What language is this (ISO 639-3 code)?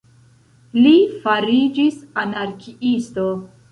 epo